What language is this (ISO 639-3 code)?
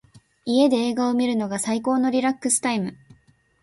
jpn